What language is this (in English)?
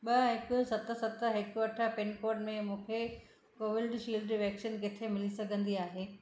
Sindhi